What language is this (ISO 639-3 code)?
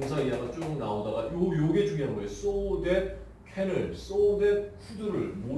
kor